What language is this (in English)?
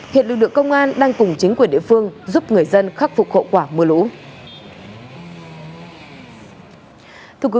Vietnamese